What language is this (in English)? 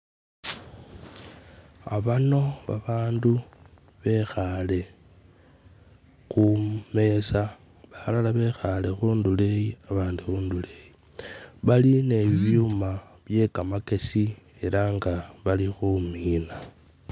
Masaaba